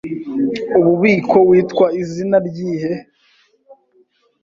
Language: Kinyarwanda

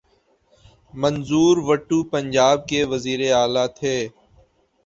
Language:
Urdu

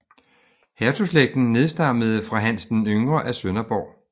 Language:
Danish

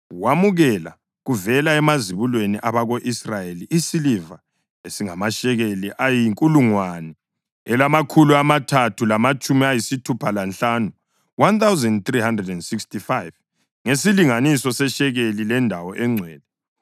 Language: North Ndebele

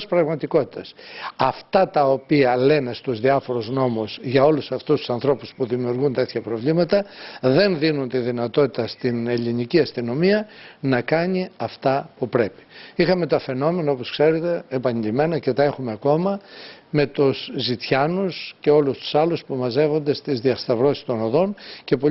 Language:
Greek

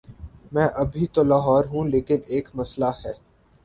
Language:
Urdu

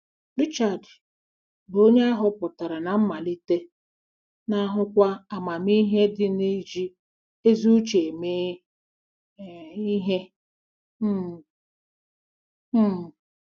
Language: Igbo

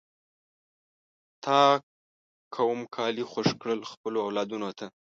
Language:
Pashto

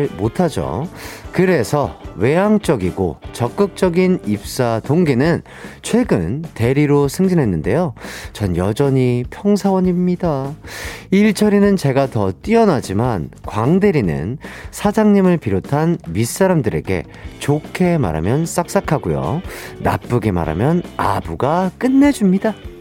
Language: Korean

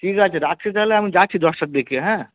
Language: Bangla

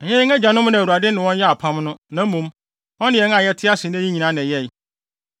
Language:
Akan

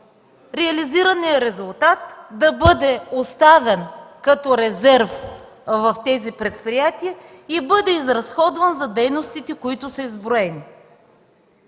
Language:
Bulgarian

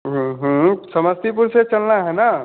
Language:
Hindi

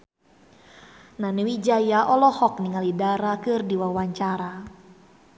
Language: Sundanese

